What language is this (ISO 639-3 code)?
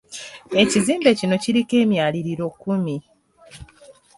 lug